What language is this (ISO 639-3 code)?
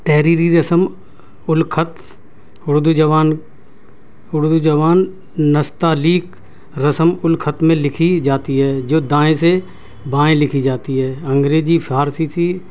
urd